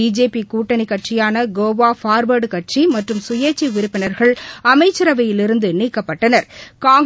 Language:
Tamil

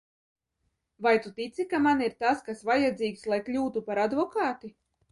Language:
Latvian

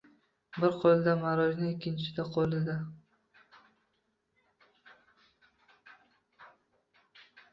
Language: Uzbek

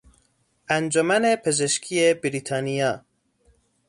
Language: Persian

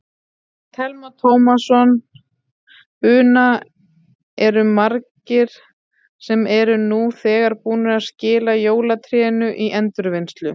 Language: Icelandic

